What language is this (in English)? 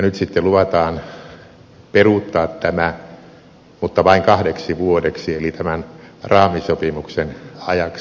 Finnish